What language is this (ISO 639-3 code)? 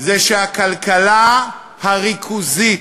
heb